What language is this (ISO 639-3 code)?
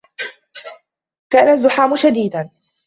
ara